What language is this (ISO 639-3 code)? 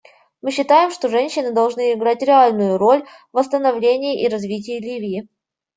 rus